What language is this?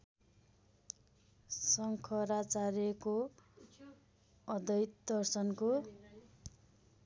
Nepali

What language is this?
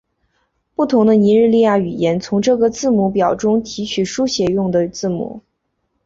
Chinese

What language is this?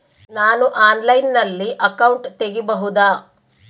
Kannada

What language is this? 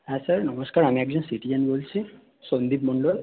Bangla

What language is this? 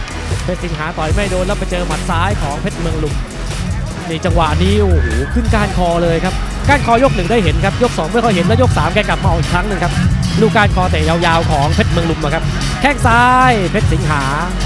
Thai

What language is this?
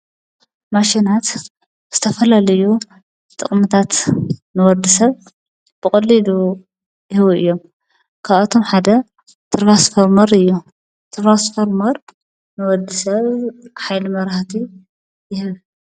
Tigrinya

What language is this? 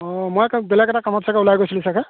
Assamese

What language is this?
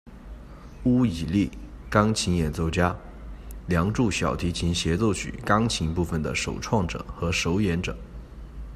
Chinese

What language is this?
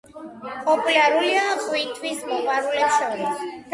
Georgian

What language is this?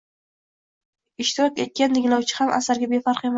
Uzbek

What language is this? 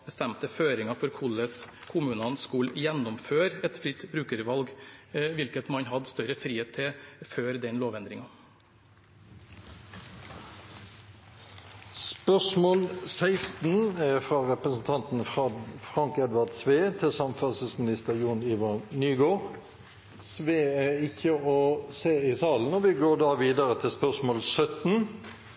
Norwegian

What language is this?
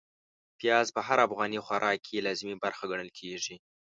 Pashto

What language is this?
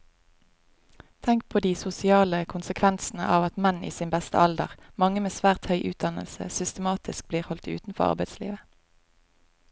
Norwegian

